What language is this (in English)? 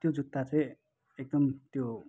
Nepali